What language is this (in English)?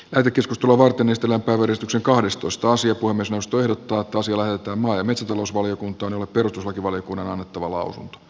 Finnish